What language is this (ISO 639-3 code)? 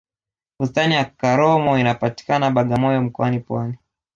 swa